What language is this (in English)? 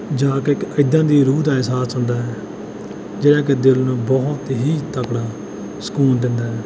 Punjabi